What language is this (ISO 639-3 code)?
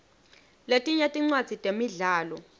ssw